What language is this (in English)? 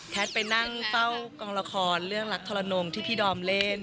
Thai